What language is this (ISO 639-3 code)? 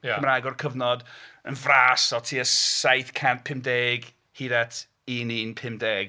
cym